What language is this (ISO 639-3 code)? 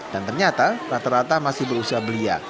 ind